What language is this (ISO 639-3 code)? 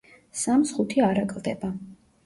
kat